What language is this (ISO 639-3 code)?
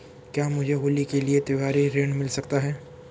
hin